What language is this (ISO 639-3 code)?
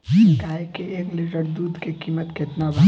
bho